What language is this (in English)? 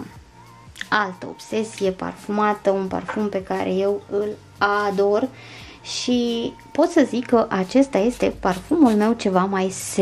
Romanian